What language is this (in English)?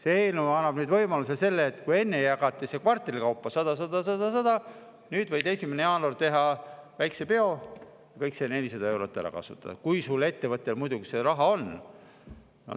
Estonian